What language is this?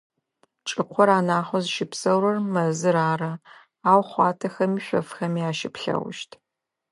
Adyghe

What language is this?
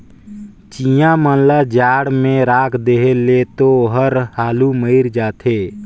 Chhattisgarhi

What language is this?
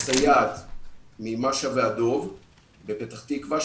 Hebrew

